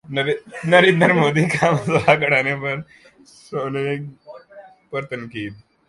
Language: Urdu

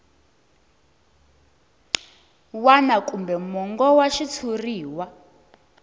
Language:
Tsonga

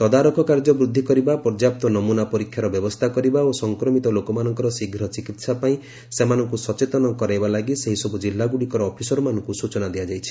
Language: Odia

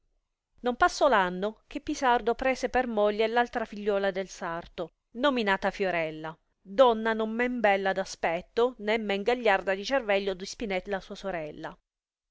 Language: Italian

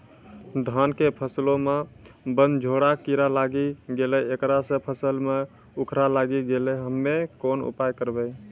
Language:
Maithili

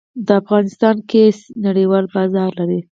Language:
Pashto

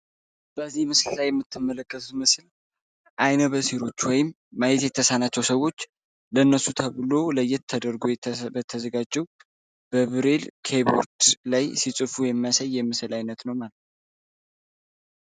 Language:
Amharic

